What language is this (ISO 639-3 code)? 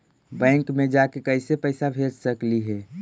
mag